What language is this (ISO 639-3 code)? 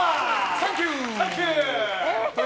jpn